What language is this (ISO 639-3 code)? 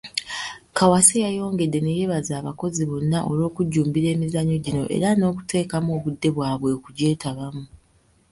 lug